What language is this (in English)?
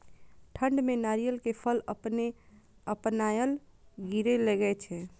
Maithili